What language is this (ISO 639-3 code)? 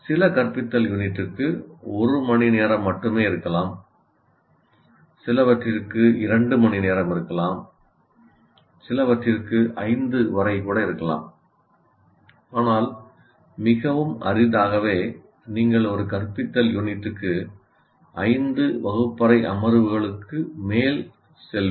tam